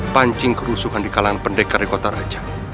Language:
Indonesian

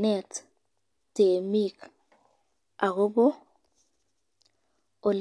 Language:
Kalenjin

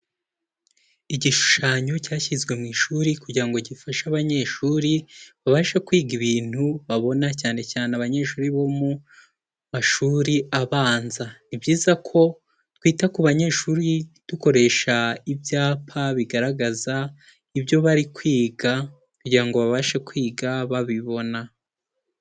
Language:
Kinyarwanda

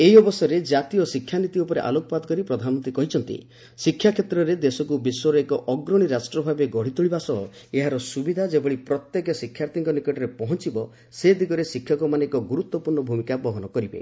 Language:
Odia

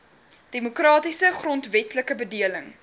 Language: Afrikaans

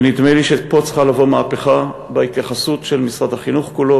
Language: Hebrew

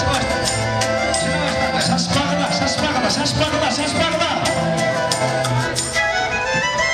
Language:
Spanish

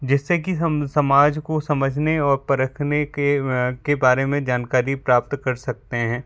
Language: Hindi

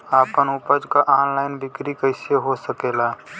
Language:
Bhojpuri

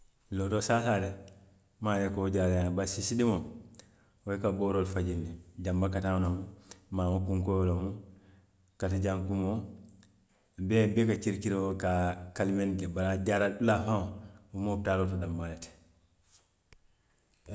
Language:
Western Maninkakan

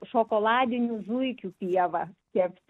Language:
Lithuanian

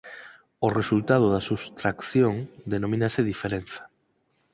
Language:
Galician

